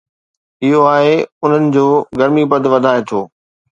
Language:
Sindhi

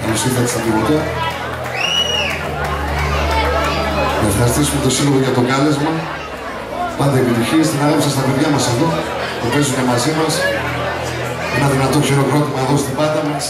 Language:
Greek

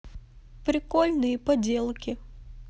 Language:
Russian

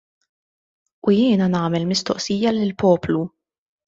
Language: Maltese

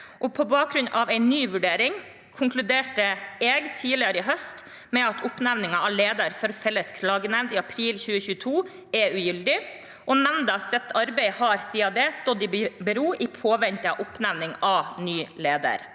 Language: Norwegian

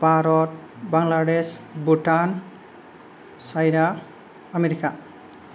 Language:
Bodo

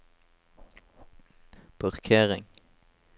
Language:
Norwegian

